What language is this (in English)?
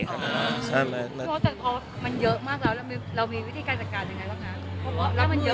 Thai